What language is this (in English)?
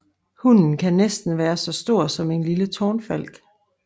Danish